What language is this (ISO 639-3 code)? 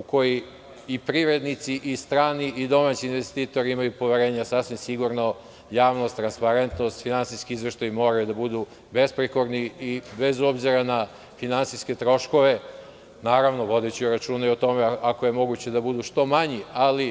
srp